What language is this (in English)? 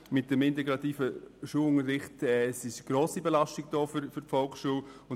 Swiss German